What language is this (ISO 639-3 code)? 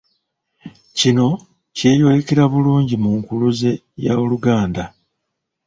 lug